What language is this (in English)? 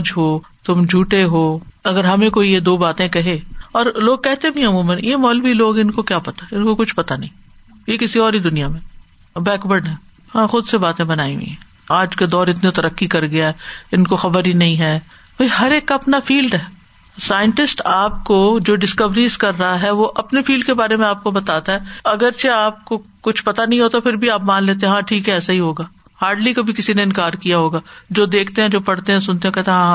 Urdu